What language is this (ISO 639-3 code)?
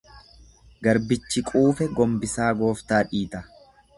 orm